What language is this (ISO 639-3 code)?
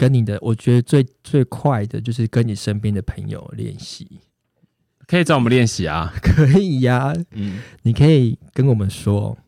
zho